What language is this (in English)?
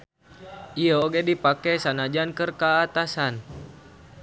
Sundanese